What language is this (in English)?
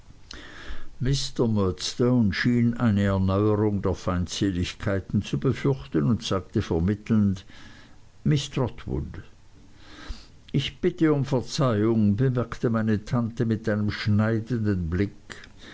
German